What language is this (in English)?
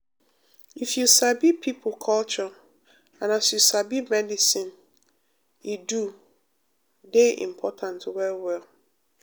Nigerian Pidgin